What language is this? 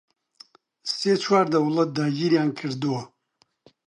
Central Kurdish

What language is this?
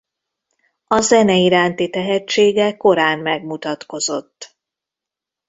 Hungarian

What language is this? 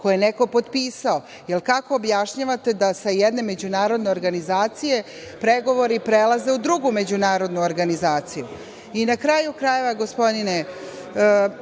Serbian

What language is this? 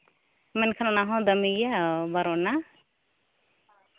Santali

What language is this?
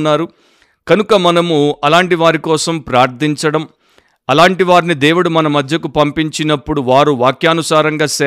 Telugu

